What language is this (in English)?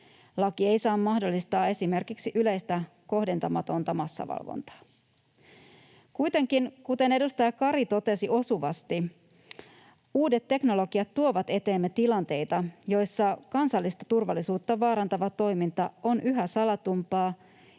Finnish